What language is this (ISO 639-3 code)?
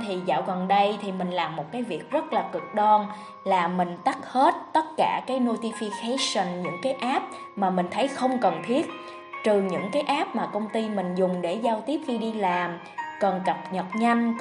vie